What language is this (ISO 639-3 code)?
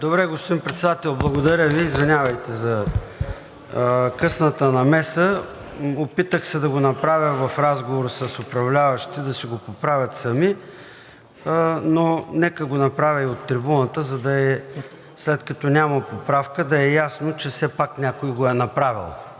bul